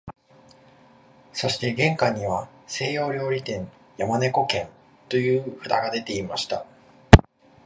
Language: Japanese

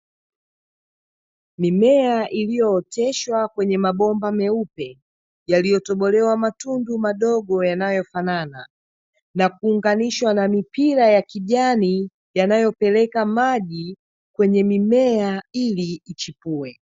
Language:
Swahili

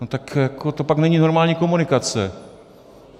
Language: Czech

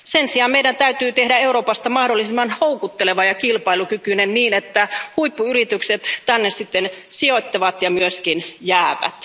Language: Finnish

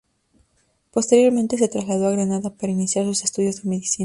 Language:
Spanish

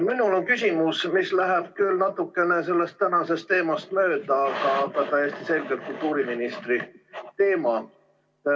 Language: Estonian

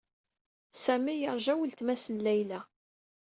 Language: Kabyle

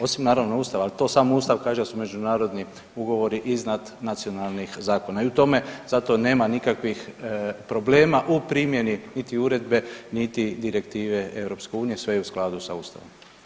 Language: Croatian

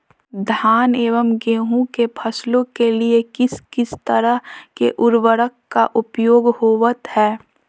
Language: Magahi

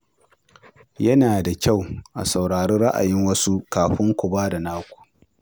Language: Hausa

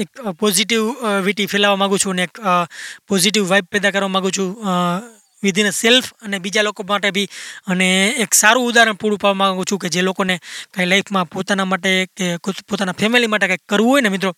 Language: Gujarati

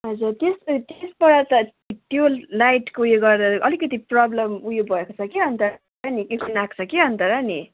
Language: Nepali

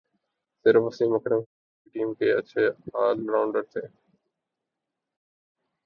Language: Urdu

